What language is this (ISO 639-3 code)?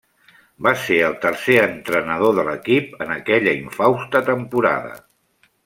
cat